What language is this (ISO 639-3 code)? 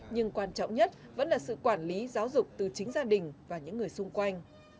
vie